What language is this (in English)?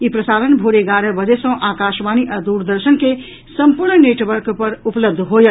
Maithili